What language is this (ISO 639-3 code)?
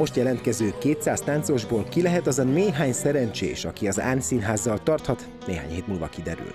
hun